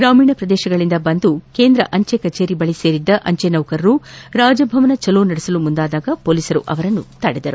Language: Kannada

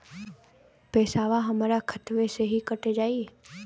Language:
Bhojpuri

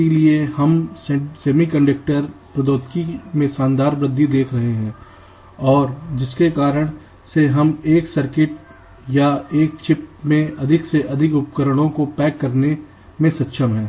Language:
Hindi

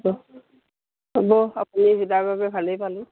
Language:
Assamese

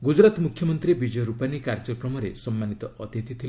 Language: Odia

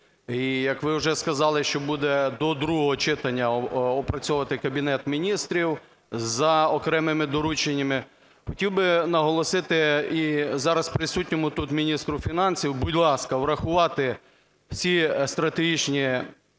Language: Ukrainian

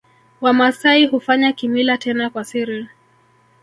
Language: Swahili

